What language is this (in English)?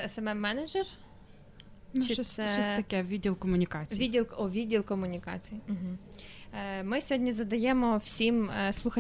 Ukrainian